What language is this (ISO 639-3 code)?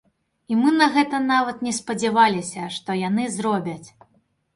bel